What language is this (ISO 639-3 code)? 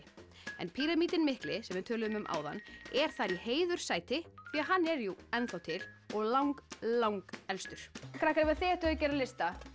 isl